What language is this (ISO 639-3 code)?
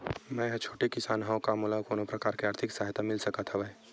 hne